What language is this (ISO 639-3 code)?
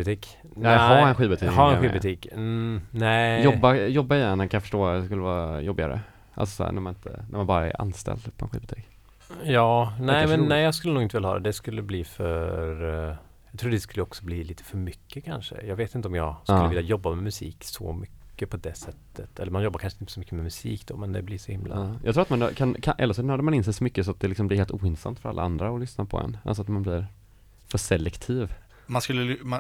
swe